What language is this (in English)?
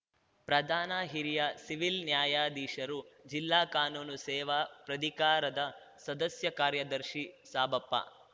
Kannada